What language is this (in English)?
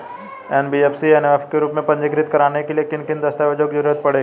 Hindi